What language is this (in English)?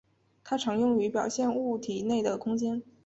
Chinese